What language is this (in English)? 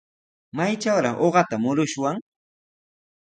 Sihuas Ancash Quechua